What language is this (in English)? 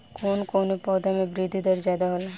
Bhojpuri